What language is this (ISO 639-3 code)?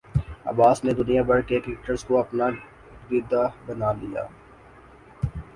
urd